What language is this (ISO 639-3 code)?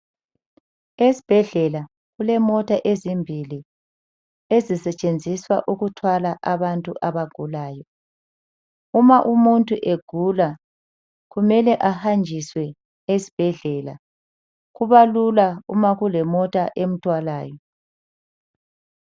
nde